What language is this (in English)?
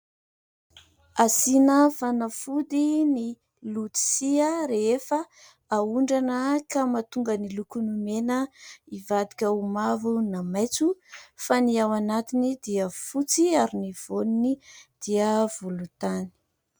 Malagasy